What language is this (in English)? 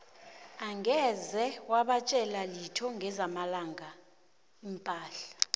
South Ndebele